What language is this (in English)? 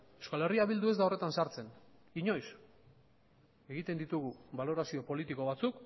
Basque